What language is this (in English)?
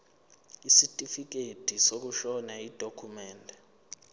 Zulu